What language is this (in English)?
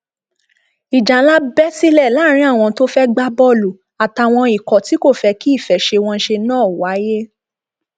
Yoruba